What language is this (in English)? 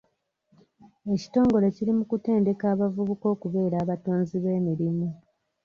Ganda